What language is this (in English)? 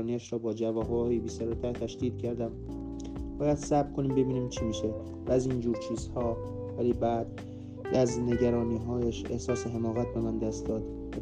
Persian